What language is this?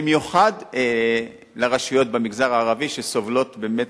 Hebrew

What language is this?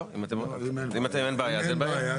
Hebrew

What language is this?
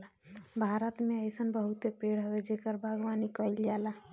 Bhojpuri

